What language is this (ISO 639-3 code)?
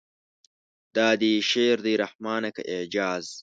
pus